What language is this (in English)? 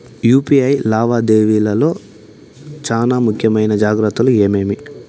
Telugu